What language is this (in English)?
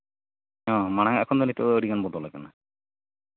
Santali